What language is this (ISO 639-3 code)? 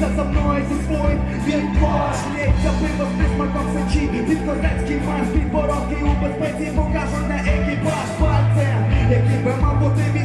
ukr